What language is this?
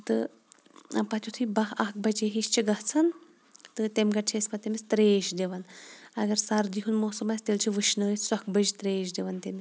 Kashmiri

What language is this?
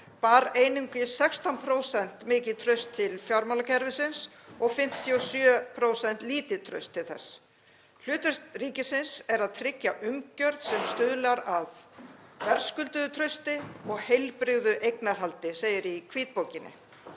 Icelandic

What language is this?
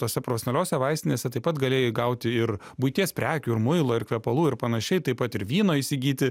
Lithuanian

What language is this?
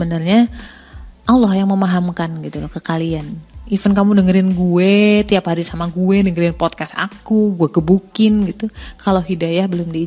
Indonesian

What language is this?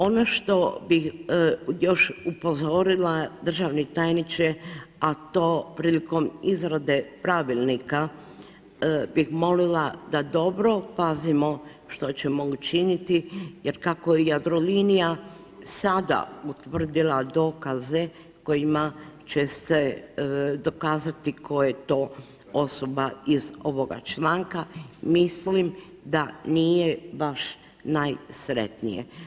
Croatian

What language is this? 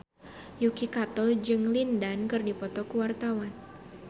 Sundanese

